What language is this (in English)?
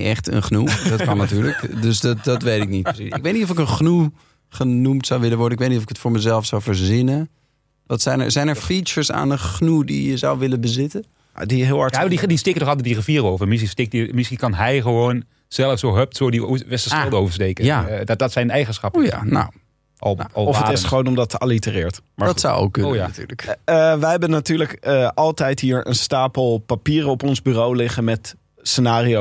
Dutch